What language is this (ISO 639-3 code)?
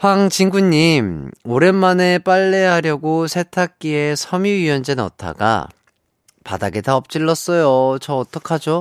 kor